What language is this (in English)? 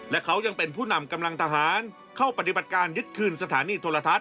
Thai